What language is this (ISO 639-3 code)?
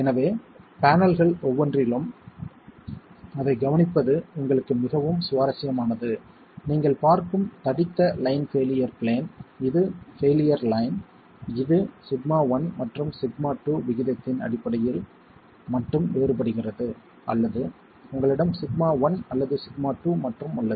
tam